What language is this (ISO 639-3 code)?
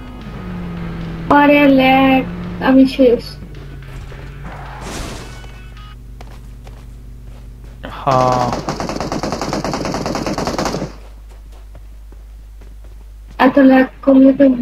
spa